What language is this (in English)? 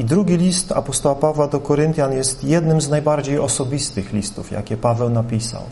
Polish